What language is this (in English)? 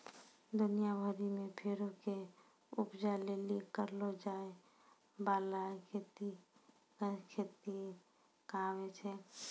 Maithili